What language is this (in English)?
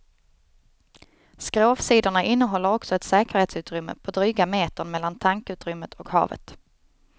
Swedish